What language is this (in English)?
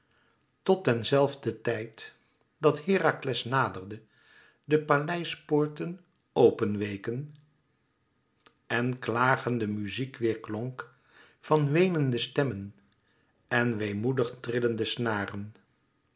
Dutch